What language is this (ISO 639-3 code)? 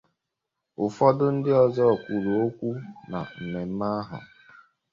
ibo